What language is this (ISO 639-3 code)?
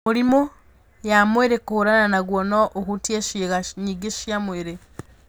kik